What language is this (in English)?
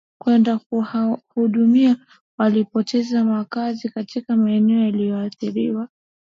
Swahili